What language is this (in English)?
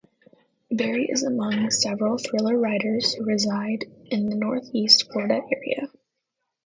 English